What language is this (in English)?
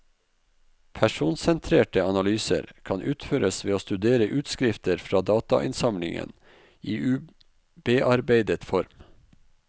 Norwegian